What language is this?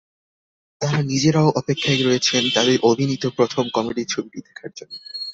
Bangla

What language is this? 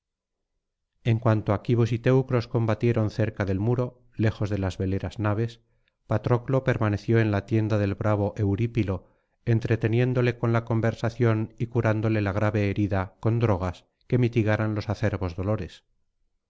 Spanish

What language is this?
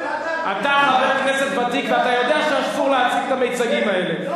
Hebrew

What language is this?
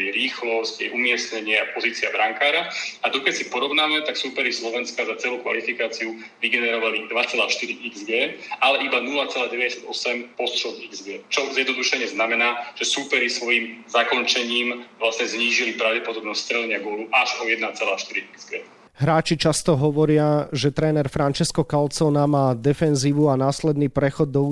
Slovak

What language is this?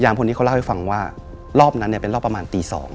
Thai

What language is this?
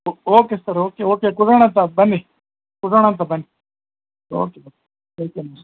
Kannada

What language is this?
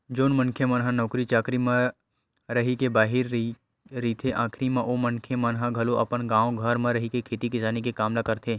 Chhattisgarhi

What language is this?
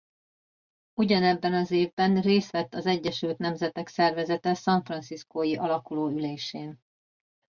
Hungarian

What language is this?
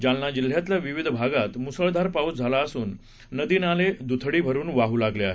Marathi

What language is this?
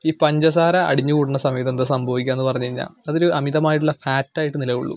Malayalam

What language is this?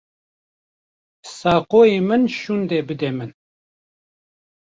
Kurdish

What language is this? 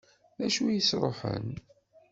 Kabyle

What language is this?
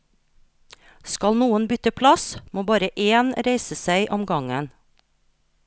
Norwegian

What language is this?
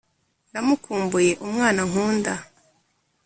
Kinyarwanda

